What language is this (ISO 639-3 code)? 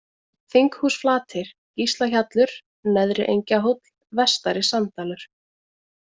isl